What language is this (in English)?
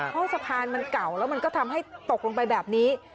Thai